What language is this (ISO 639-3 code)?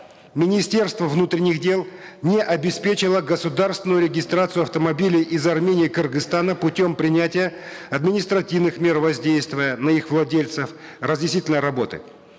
kaz